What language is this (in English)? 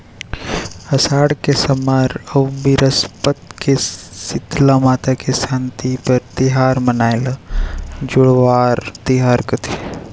Chhattisgarhi